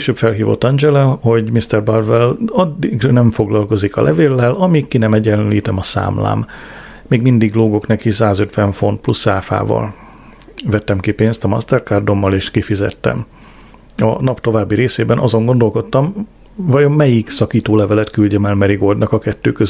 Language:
Hungarian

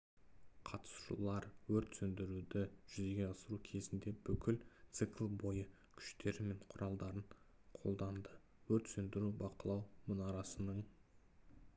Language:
Kazakh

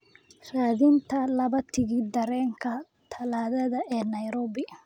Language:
Somali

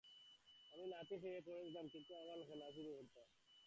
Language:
Bangla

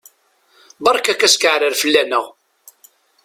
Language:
Kabyle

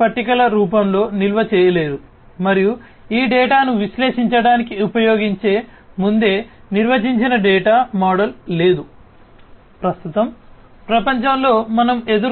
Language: Telugu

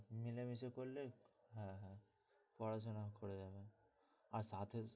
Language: Bangla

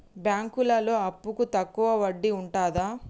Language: Telugu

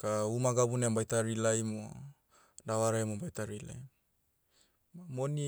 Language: Motu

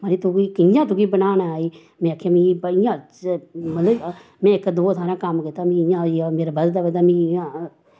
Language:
Dogri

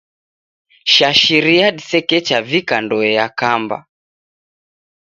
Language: Taita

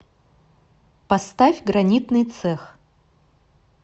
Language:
Russian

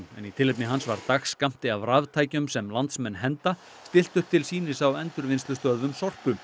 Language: Icelandic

